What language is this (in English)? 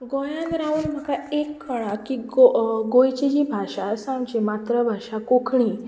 Konkani